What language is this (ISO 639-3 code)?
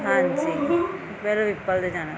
pan